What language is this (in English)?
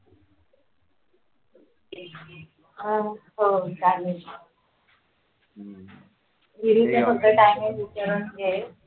Marathi